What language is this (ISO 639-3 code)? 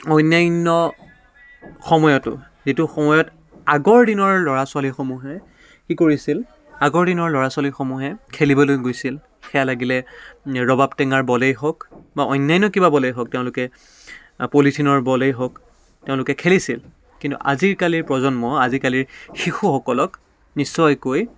asm